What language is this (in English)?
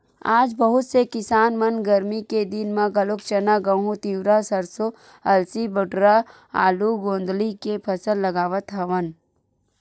Chhattisgarhi